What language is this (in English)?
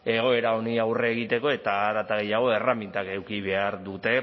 Basque